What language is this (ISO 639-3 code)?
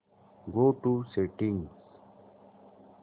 mar